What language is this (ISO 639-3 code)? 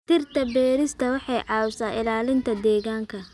som